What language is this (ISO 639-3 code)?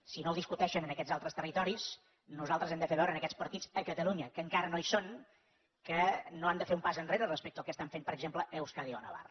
cat